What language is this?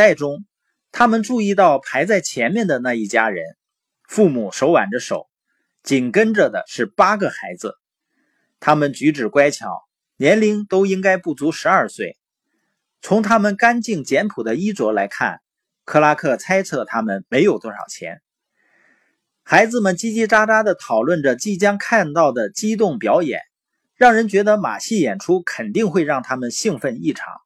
Chinese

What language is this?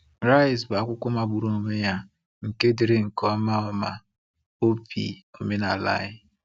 Igbo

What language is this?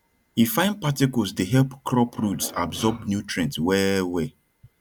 Nigerian Pidgin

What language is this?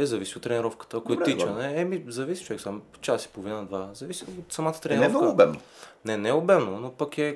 Bulgarian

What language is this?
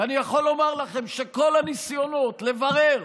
Hebrew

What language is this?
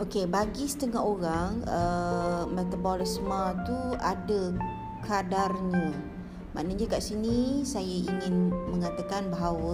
Malay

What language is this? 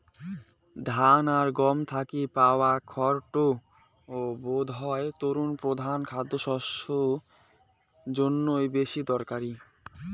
Bangla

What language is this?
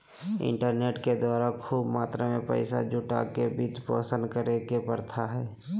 Magahi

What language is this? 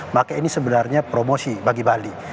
Indonesian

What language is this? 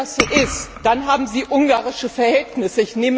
German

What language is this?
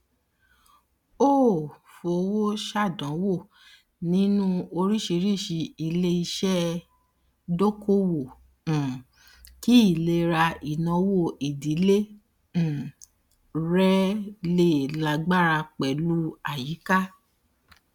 Yoruba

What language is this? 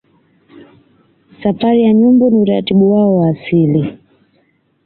Swahili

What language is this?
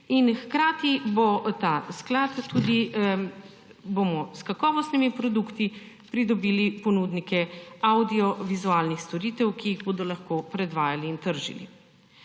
Slovenian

